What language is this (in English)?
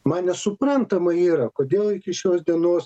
Lithuanian